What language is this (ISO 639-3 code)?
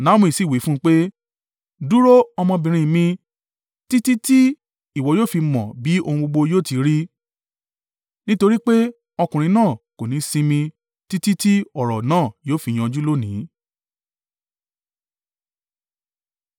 yor